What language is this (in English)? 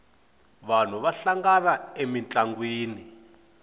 Tsonga